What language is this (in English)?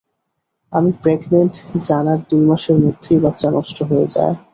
Bangla